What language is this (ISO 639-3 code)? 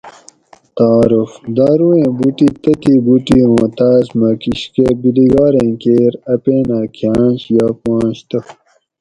gwc